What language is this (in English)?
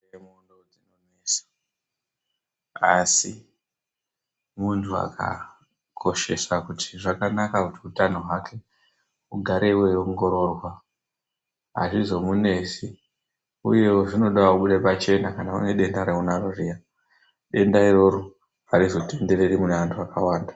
Ndau